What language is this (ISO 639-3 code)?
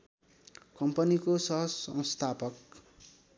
nep